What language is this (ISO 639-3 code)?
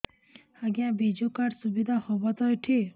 ori